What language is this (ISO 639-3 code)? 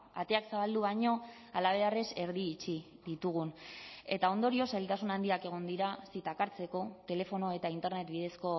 eus